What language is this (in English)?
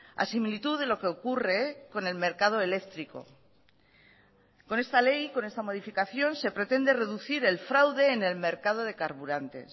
Spanish